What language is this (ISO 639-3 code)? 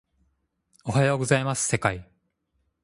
jpn